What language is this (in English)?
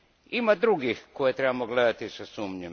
Croatian